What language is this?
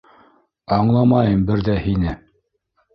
Bashkir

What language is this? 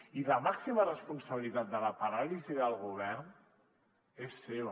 Catalan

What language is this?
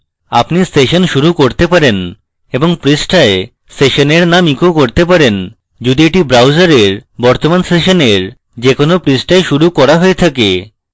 Bangla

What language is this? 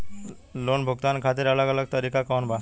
Bhojpuri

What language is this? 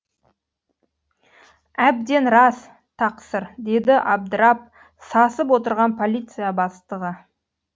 Kazakh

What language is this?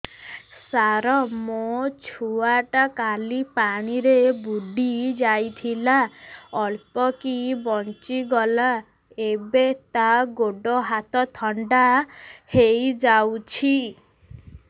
Odia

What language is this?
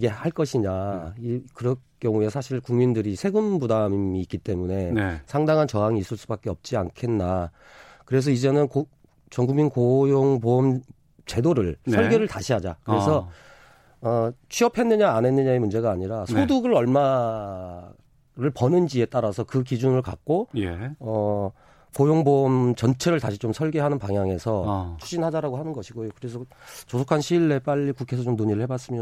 Korean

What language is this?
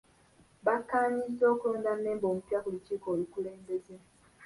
Ganda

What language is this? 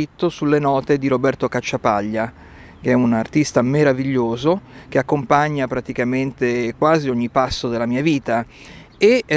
Italian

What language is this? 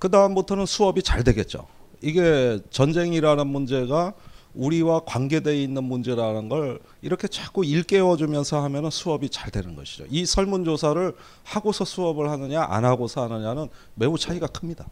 Korean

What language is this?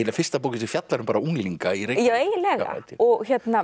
Icelandic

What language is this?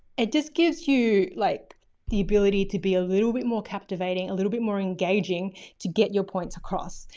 English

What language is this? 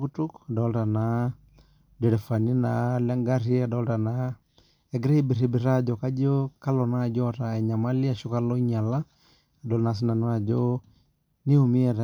Masai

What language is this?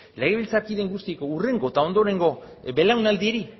Basque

